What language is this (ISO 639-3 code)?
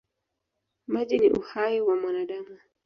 swa